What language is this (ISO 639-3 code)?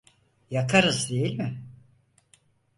tur